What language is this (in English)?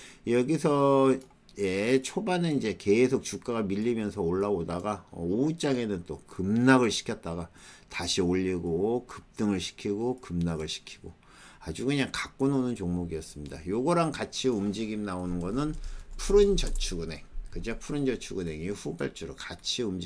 Korean